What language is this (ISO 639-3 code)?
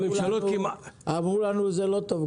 heb